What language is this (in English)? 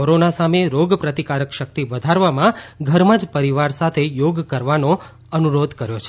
Gujarati